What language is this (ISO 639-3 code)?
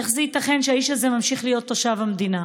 heb